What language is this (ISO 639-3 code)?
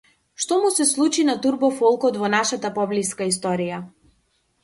mkd